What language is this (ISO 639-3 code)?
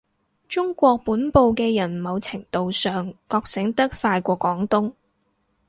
yue